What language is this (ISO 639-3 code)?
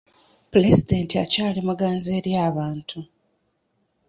lug